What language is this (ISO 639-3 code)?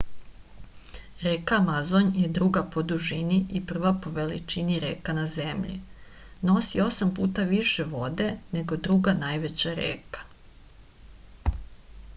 srp